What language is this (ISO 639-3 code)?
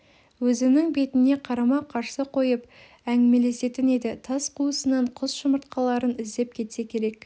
kaz